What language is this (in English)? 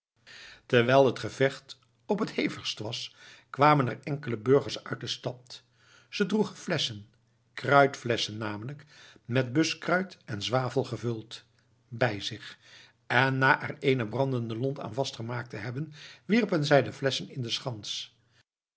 Dutch